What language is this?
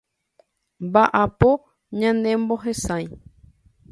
Guarani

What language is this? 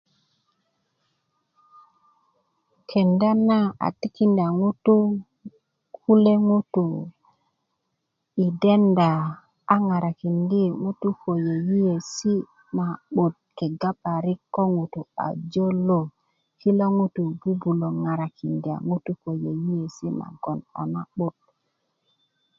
Kuku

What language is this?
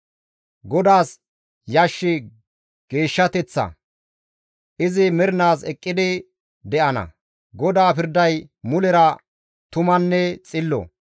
Gamo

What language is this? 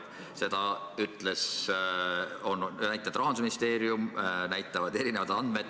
Estonian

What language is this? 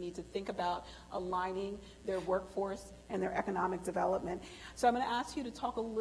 English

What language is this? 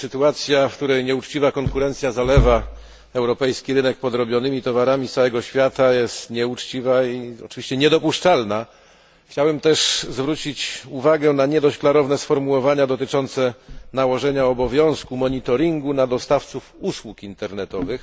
Polish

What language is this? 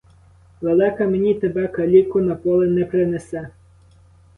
Ukrainian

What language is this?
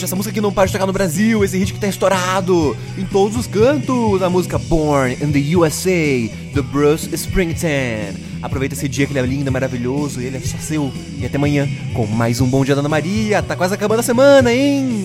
Portuguese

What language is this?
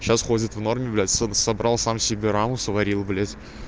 Russian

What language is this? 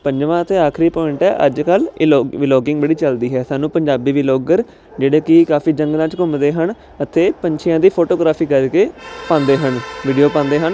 Punjabi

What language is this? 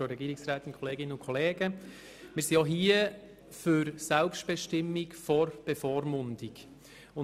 Swiss German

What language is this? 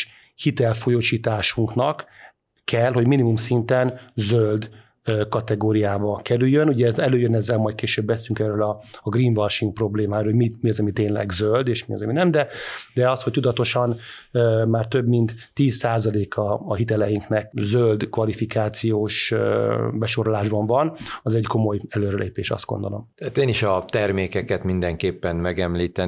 Hungarian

